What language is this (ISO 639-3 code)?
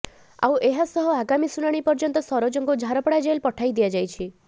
ori